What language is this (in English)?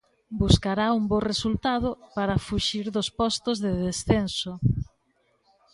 Galician